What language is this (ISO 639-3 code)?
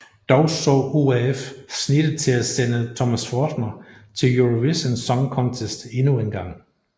dan